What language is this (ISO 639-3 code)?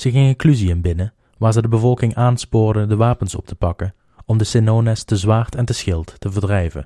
nld